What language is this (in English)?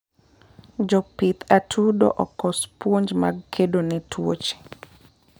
Luo (Kenya and Tanzania)